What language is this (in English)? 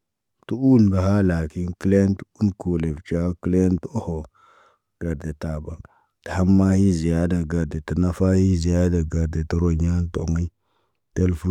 Naba